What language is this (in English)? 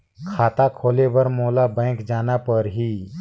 Chhattisgarhi